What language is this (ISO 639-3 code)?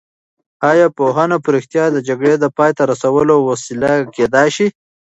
pus